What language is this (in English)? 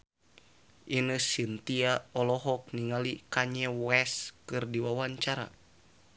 Sundanese